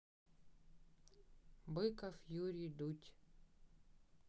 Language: Russian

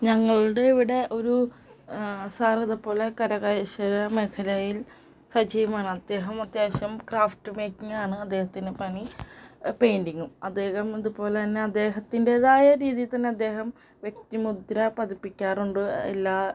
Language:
Malayalam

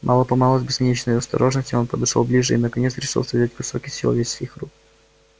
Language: Russian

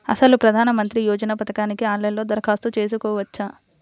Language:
Telugu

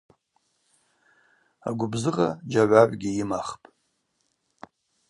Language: Abaza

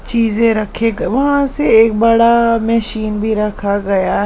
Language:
Hindi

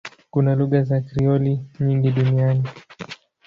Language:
Swahili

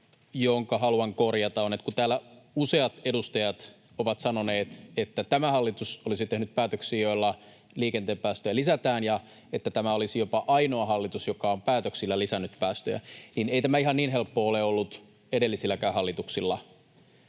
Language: Finnish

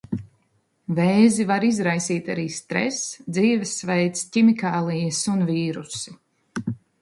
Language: Latvian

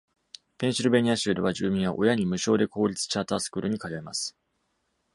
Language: Japanese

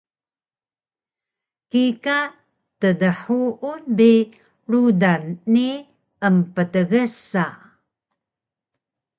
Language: Taroko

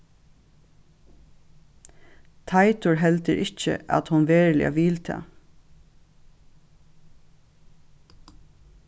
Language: Faroese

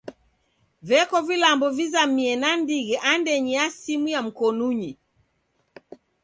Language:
Taita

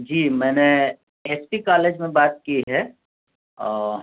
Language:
Urdu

